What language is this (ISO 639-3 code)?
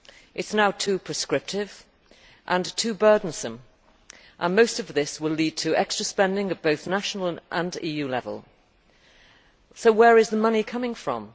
eng